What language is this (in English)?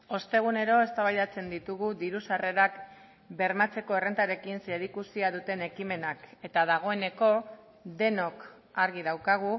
Basque